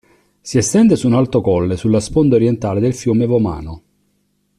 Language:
Italian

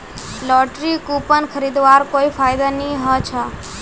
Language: Magahi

